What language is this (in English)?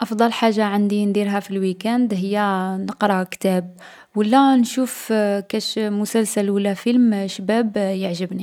Algerian Arabic